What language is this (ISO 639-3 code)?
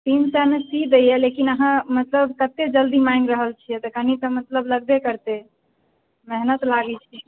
mai